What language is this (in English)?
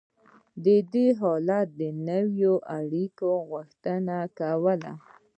Pashto